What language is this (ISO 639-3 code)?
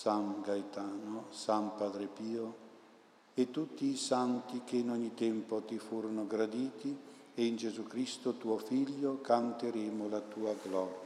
ita